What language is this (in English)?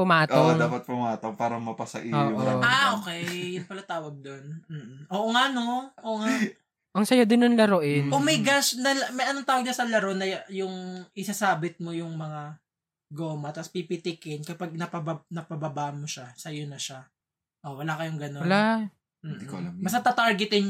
Filipino